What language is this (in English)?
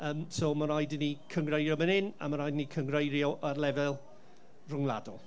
Welsh